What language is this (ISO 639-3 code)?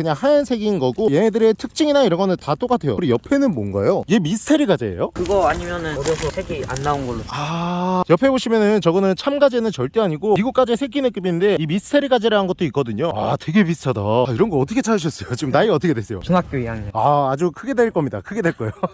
kor